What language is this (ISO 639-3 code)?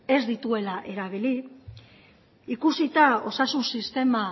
eus